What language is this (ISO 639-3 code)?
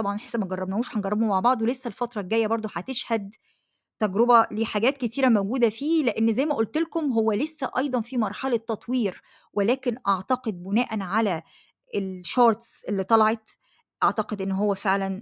ara